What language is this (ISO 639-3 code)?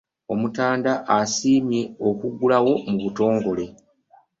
lug